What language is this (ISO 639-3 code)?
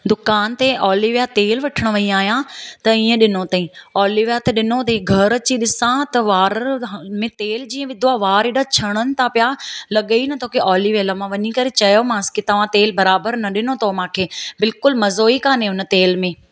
snd